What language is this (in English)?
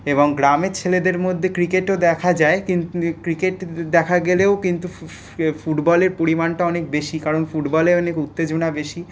Bangla